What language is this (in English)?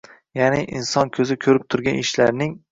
Uzbek